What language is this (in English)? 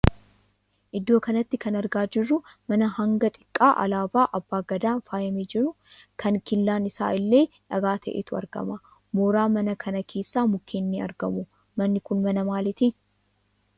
Oromo